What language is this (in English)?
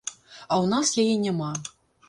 Belarusian